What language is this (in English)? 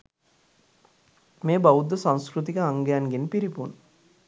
Sinhala